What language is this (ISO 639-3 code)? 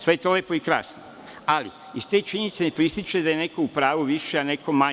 srp